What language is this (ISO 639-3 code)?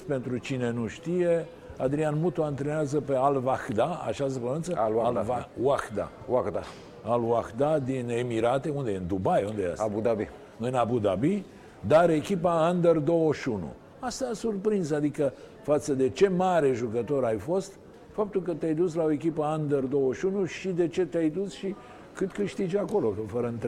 ron